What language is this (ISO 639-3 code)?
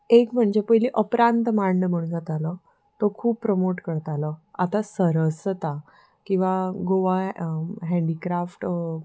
kok